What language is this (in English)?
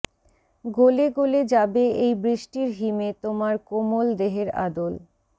Bangla